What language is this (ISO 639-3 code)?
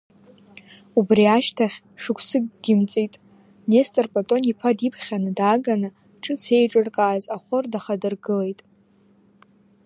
abk